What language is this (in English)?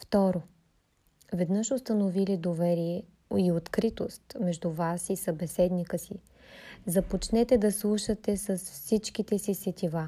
Bulgarian